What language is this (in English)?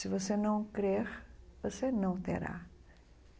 Portuguese